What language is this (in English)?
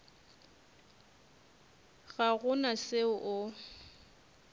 Northern Sotho